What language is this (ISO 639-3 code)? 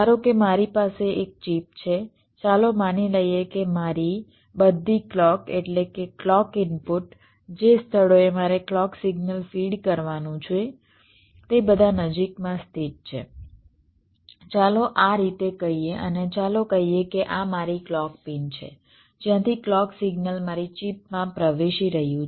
guj